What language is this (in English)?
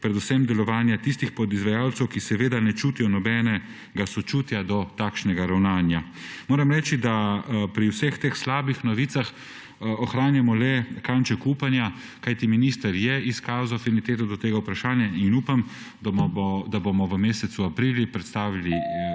Slovenian